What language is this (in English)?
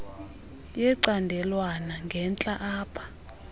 Xhosa